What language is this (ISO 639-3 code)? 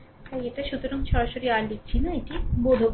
ben